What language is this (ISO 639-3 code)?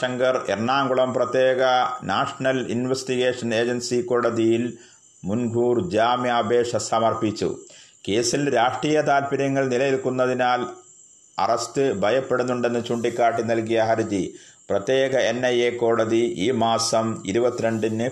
mal